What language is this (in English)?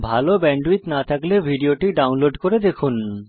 Bangla